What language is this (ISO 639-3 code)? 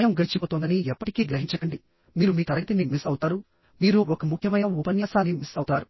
tel